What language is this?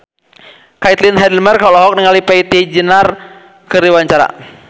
Sundanese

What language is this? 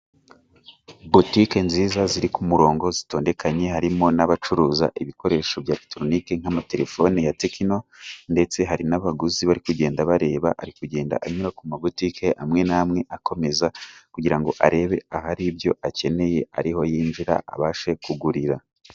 Kinyarwanda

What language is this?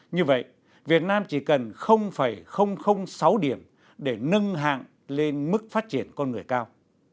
Vietnamese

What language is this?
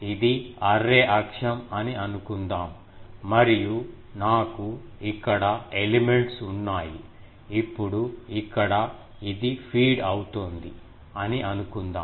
Telugu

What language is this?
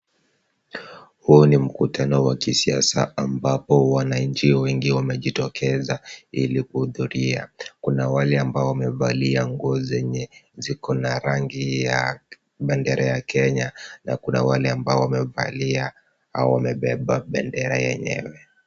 Swahili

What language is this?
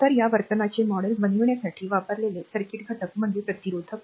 Marathi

